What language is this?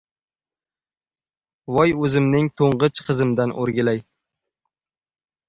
Uzbek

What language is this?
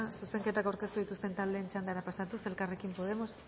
Basque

